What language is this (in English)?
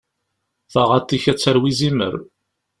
Kabyle